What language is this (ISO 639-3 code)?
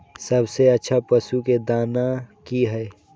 mai